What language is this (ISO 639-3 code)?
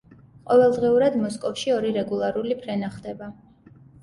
kat